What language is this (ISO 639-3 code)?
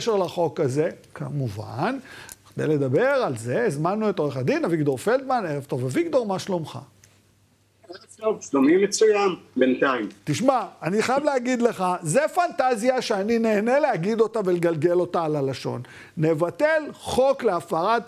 heb